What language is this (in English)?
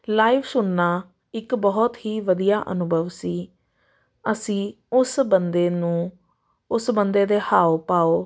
Punjabi